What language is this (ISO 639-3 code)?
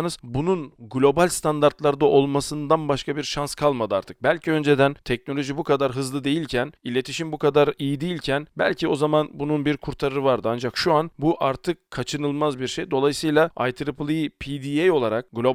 tur